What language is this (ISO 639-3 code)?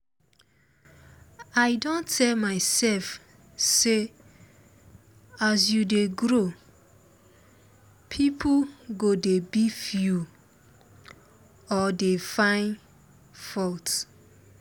pcm